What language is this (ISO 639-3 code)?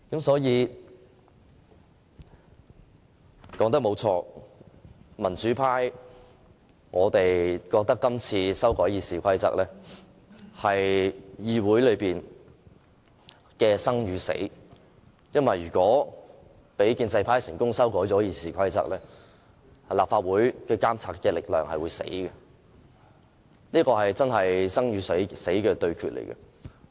yue